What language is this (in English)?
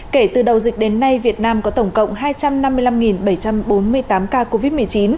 Vietnamese